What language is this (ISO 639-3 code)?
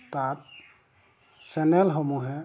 asm